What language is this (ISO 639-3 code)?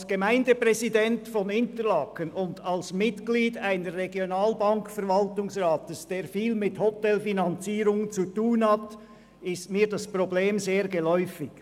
gsw